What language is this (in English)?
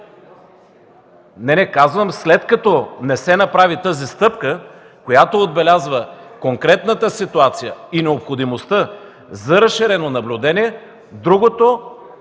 Bulgarian